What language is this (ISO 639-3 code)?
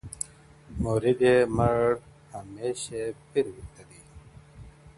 pus